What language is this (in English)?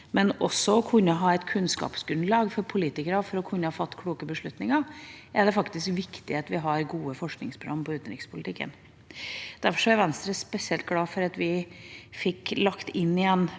Norwegian